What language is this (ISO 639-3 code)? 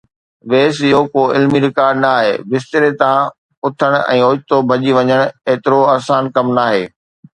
snd